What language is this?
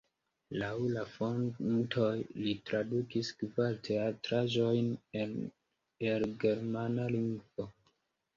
Esperanto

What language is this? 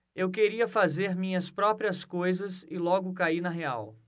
Portuguese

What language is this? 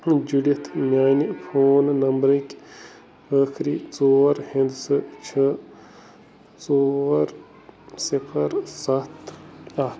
Kashmiri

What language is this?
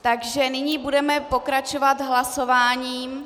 Czech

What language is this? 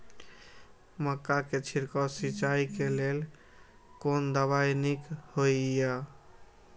Maithili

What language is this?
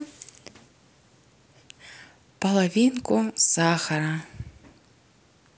Russian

